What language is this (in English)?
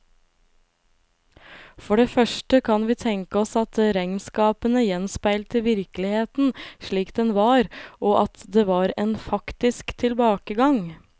Norwegian